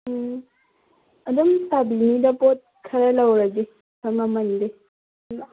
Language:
Manipuri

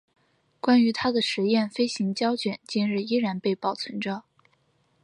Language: Chinese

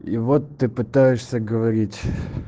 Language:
Russian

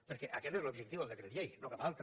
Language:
Catalan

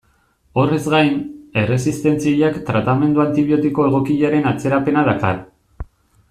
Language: Basque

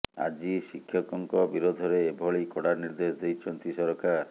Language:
Odia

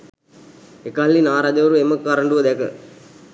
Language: Sinhala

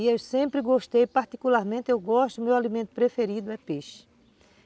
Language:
Portuguese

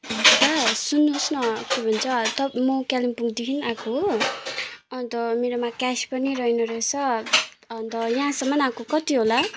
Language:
Nepali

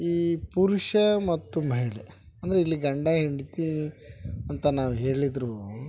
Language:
Kannada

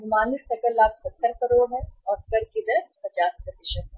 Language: Hindi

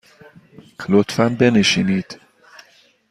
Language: Persian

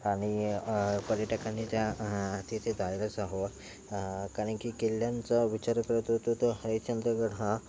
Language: Marathi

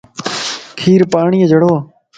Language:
Lasi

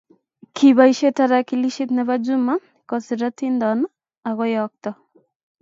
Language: Kalenjin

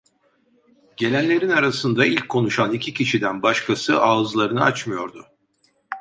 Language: Turkish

